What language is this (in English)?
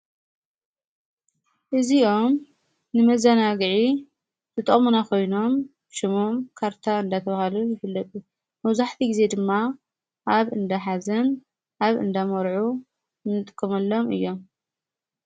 Tigrinya